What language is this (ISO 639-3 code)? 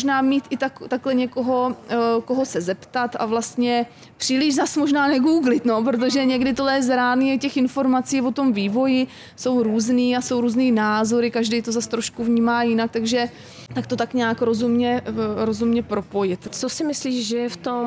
ces